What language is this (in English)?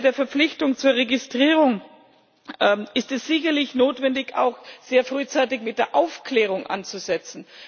German